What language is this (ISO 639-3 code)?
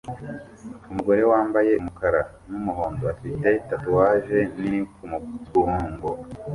kin